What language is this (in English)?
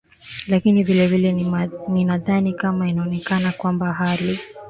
Swahili